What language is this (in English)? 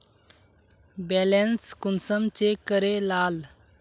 Magahi